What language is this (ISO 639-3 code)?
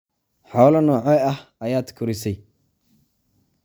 som